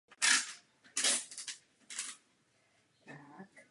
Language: Czech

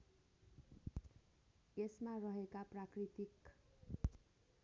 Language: Nepali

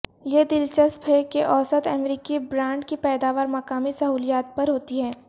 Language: Urdu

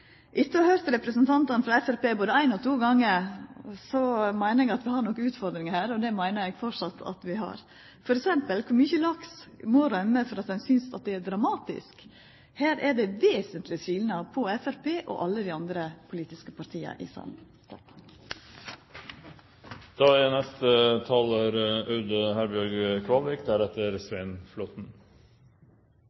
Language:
Norwegian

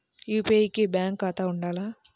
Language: Telugu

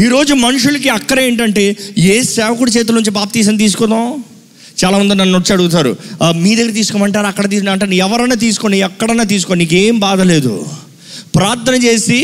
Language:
Telugu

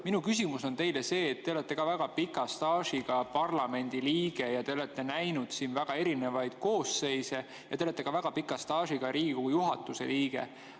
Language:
Estonian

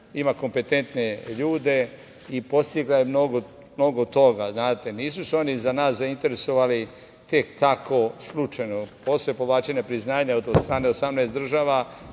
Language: Serbian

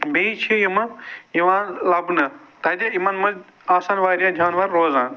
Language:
Kashmiri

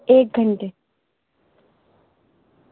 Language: Urdu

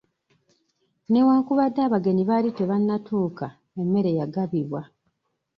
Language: Ganda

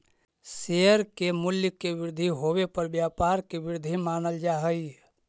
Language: Magahi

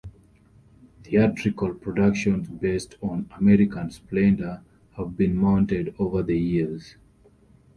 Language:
English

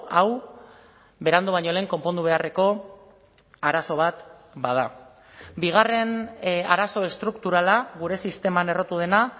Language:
Basque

